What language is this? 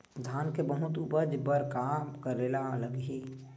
Chhattisgarhi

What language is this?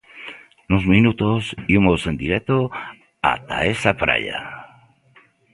Galician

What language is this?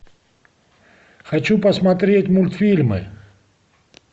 Russian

